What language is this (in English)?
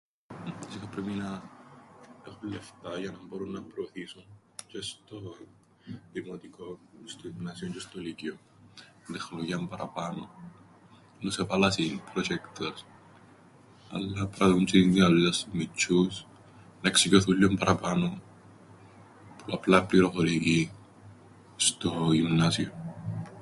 Greek